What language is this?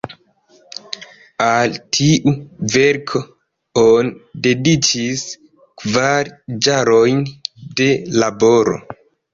Esperanto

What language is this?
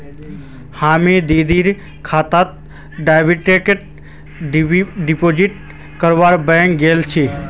Magahi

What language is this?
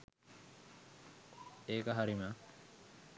Sinhala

